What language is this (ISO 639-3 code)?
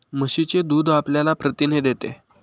mar